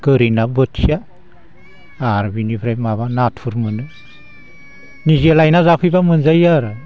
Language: Bodo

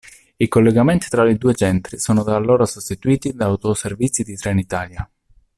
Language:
Italian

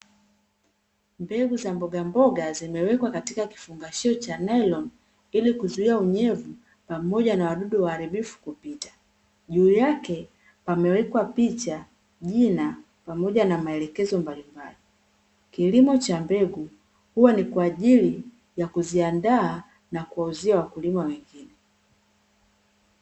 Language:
Swahili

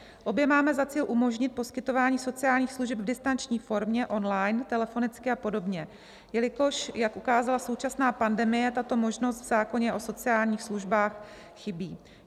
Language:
Czech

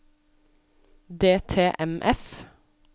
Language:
Norwegian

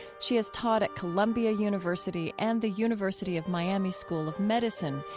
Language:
English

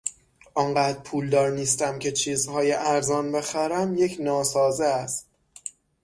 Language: Persian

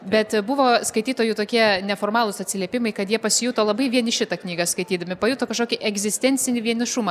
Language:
Lithuanian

